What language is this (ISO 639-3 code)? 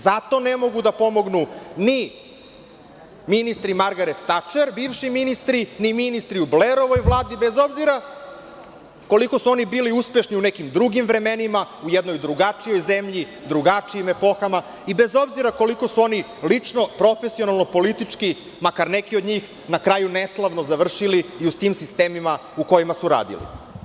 srp